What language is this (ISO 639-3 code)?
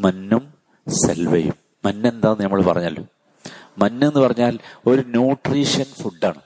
mal